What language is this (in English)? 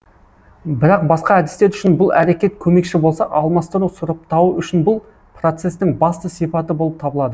Kazakh